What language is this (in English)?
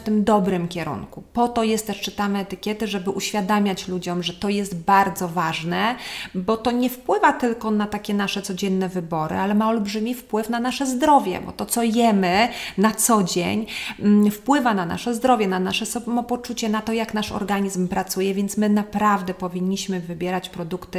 Polish